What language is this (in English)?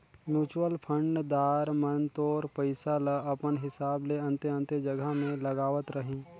Chhattisgarhi